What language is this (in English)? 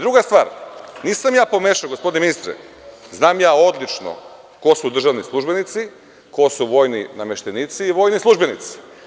Serbian